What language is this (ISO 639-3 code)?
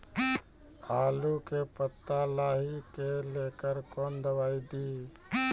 mai